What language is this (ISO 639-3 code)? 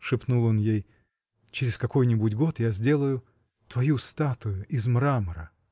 rus